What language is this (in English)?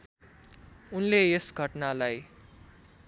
Nepali